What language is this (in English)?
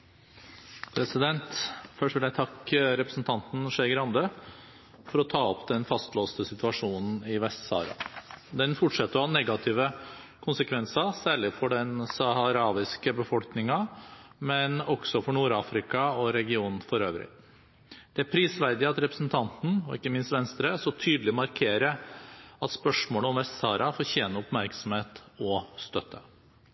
Norwegian Bokmål